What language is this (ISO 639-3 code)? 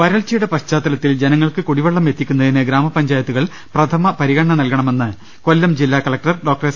mal